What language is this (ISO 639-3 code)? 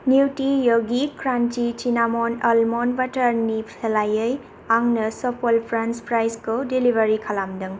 brx